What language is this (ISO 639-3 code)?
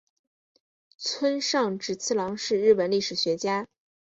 zho